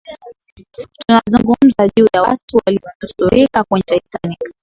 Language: Swahili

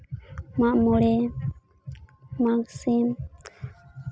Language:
Santali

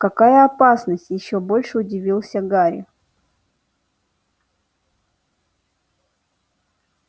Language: Russian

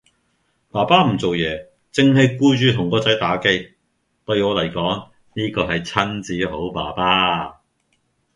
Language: Cantonese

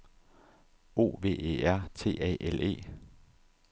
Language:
Danish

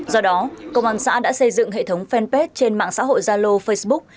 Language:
Vietnamese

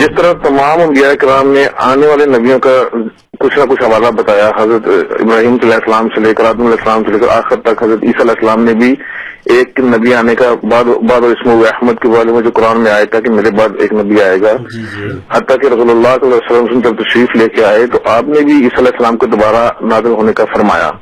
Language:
Urdu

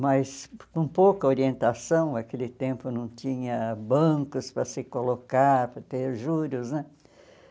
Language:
Portuguese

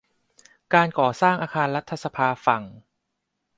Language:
Thai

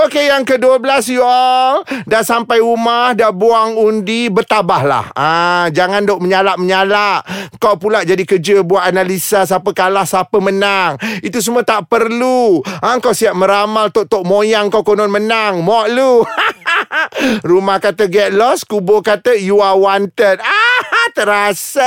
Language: Malay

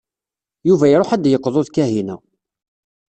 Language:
Kabyle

